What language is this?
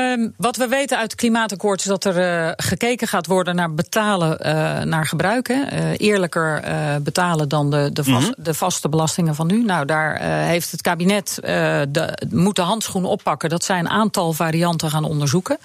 Dutch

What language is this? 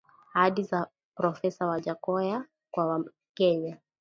Swahili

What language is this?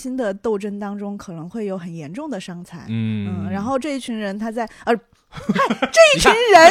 Chinese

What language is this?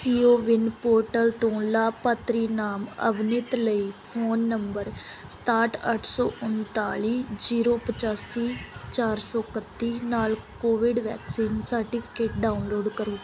Punjabi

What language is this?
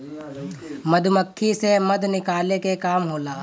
Bhojpuri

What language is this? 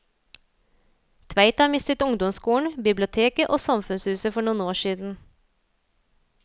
Norwegian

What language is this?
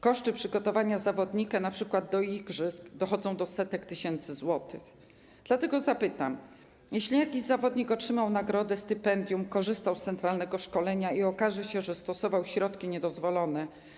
Polish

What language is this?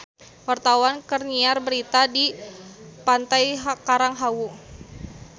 Sundanese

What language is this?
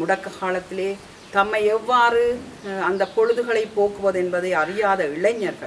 Hindi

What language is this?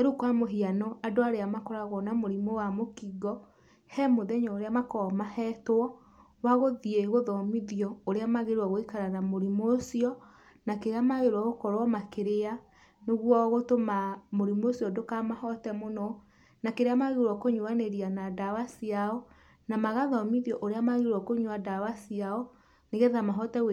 Kikuyu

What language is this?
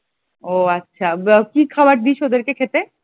Bangla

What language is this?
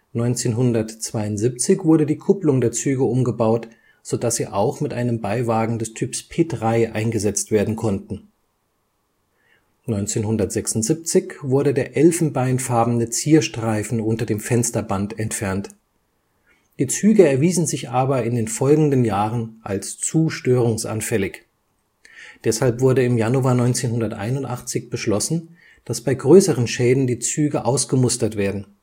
German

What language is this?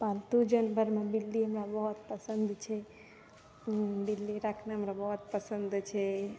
Maithili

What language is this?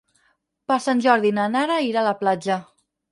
Catalan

